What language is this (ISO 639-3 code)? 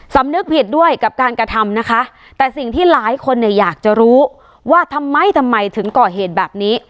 tha